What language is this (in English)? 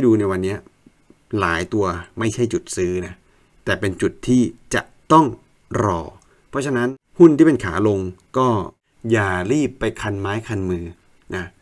Thai